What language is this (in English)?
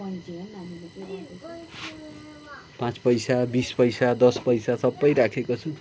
Nepali